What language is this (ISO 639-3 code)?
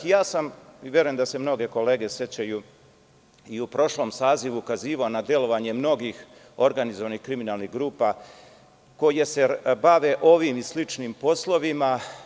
srp